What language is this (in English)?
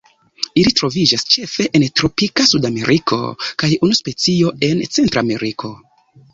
Esperanto